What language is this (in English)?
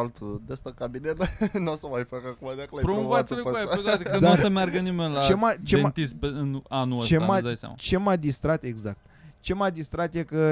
Romanian